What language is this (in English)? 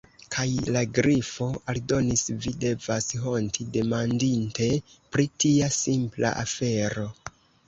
Esperanto